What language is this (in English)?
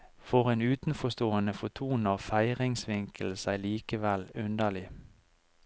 Norwegian